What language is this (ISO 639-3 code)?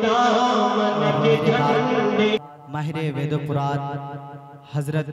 hin